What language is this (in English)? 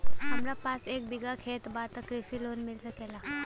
Bhojpuri